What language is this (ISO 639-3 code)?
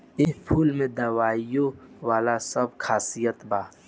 bho